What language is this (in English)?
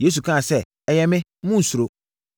Akan